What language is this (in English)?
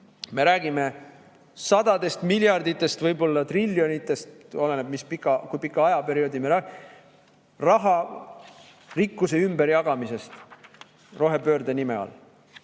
Estonian